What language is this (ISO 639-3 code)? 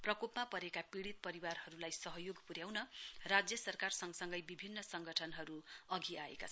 nep